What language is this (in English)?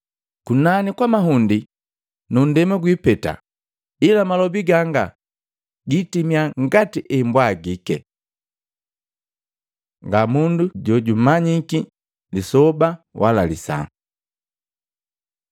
Matengo